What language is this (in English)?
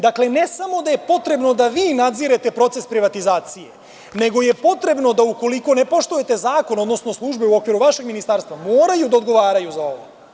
Serbian